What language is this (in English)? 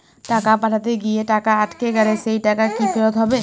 Bangla